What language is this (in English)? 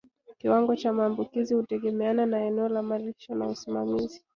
Swahili